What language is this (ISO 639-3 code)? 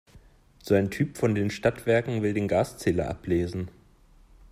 deu